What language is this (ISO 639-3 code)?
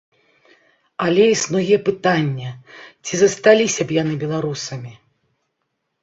bel